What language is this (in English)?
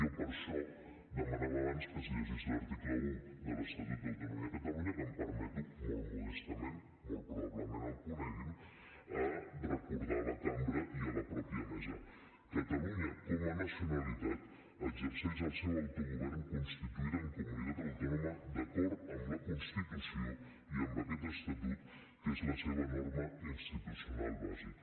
Catalan